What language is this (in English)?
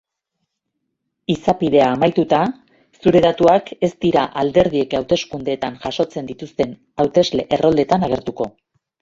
Basque